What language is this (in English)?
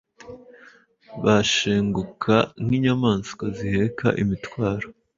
Kinyarwanda